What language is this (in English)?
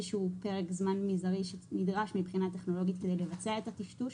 Hebrew